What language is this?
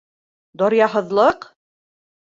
Bashkir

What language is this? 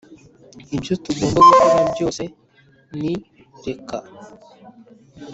Kinyarwanda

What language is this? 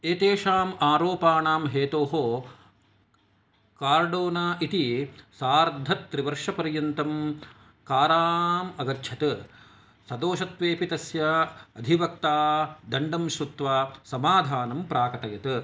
Sanskrit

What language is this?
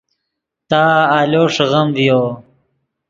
Yidgha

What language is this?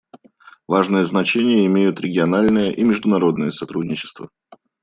Russian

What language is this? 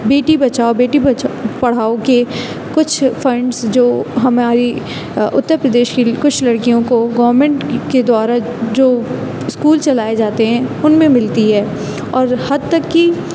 Urdu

